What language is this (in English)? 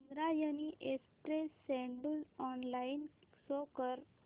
Marathi